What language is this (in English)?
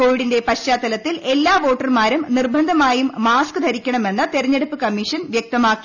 Malayalam